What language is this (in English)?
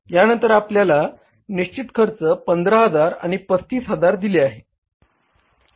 Marathi